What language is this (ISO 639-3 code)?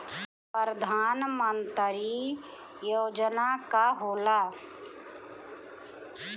bho